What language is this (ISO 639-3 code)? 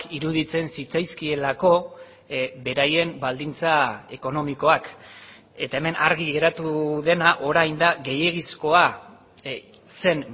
eus